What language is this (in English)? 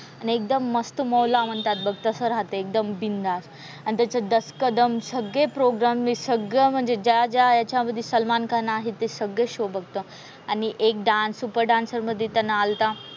Marathi